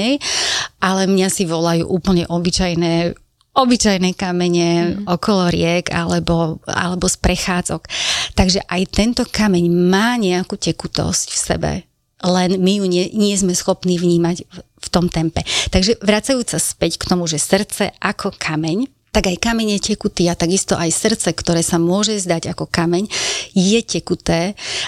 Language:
Slovak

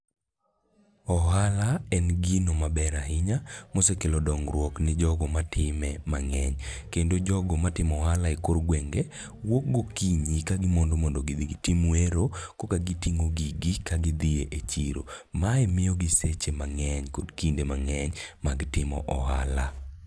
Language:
Luo (Kenya and Tanzania)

